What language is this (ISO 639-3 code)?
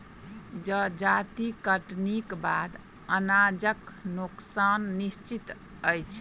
mai